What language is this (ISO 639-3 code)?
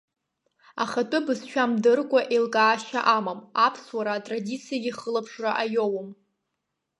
abk